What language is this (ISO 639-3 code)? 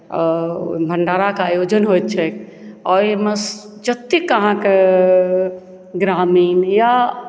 mai